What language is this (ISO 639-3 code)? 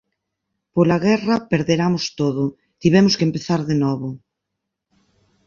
glg